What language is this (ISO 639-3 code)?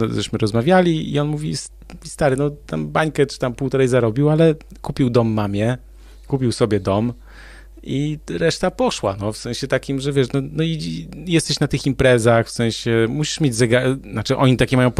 pol